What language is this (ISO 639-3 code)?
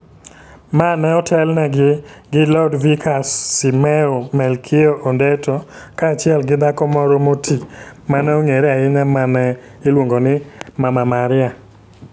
luo